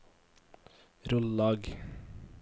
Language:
Norwegian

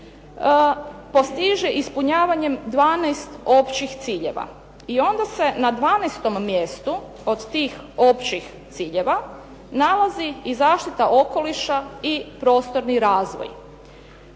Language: Croatian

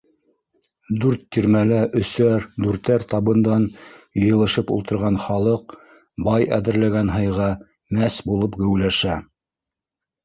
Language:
Bashkir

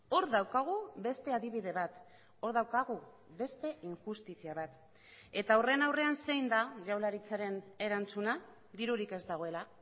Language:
Basque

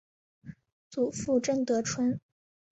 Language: Chinese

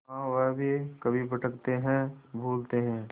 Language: Hindi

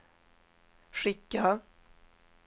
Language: Swedish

